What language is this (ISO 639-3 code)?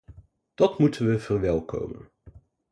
nld